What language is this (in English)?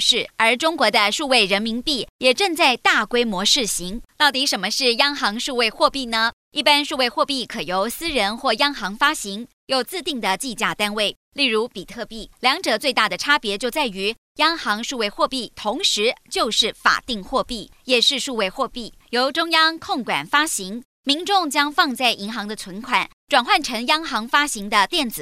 Chinese